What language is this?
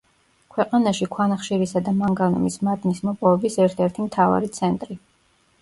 Georgian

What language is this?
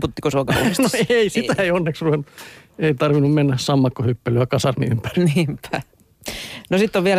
Finnish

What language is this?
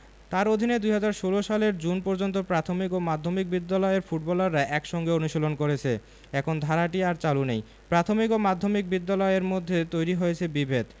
Bangla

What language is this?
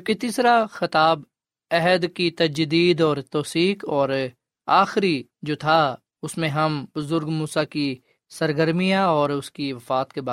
Urdu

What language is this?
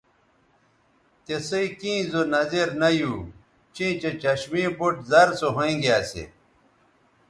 Bateri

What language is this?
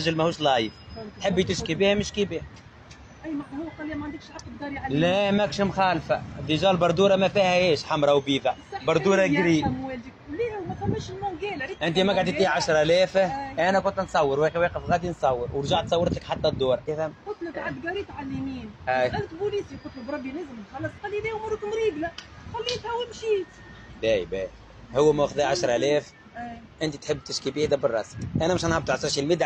Arabic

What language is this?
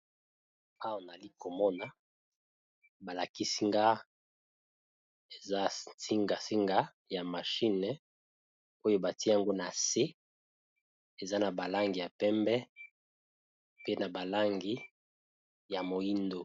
Lingala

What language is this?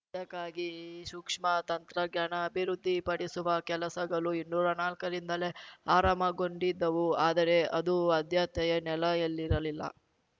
Kannada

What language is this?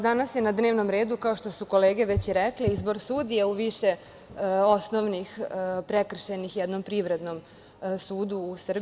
Serbian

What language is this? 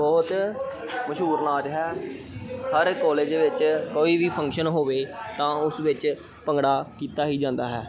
Punjabi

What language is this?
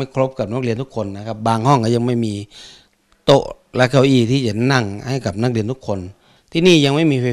Thai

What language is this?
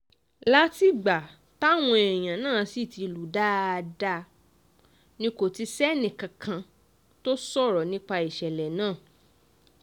Yoruba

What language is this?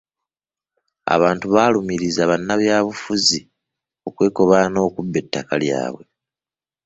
Ganda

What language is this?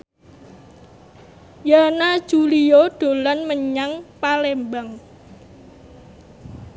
Javanese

